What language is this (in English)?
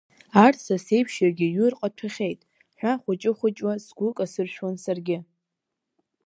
Abkhazian